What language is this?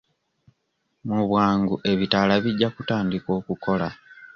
Ganda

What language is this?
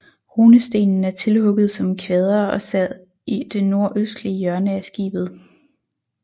Danish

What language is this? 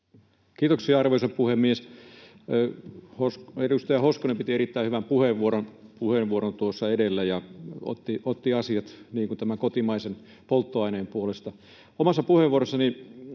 Finnish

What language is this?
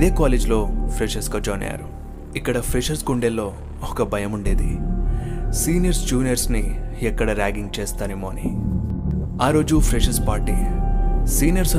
Telugu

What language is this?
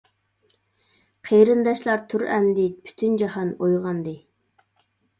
Uyghur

